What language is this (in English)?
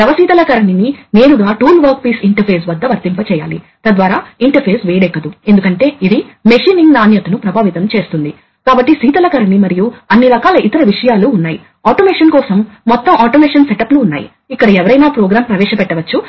Telugu